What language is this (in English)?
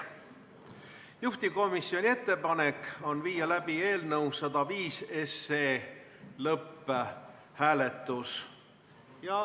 Estonian